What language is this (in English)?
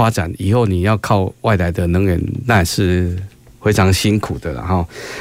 Chinese